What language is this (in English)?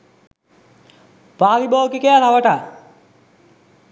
Sinhala